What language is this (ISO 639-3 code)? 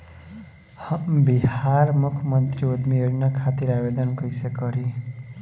bho